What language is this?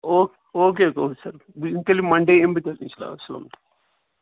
Kashmiri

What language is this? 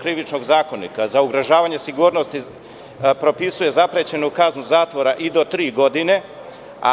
Serbian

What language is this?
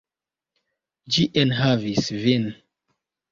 Esperanto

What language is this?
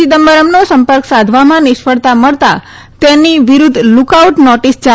Gujarati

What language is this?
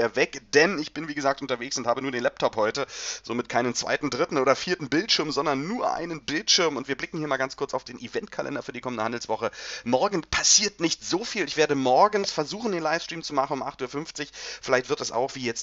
German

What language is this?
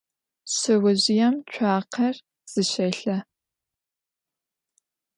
Adyghe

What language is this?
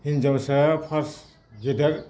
Bodo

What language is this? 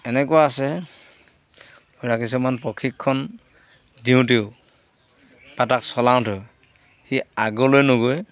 Assamese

